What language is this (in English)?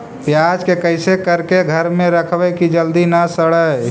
Magahi